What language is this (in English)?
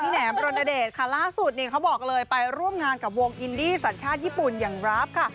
Thai